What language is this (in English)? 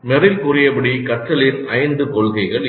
Tamil